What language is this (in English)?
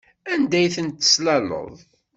Kabyle